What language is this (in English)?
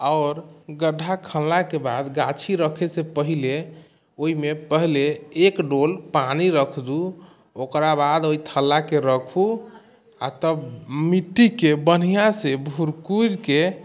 Maithili